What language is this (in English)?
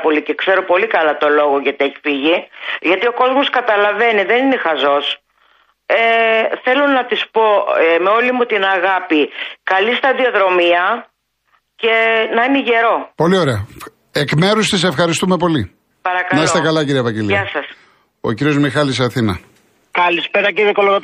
Greek